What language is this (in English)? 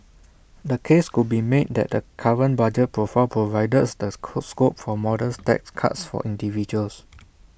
English